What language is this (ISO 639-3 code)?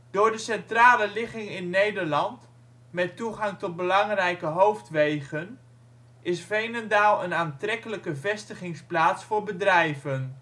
nld